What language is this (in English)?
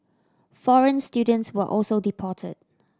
English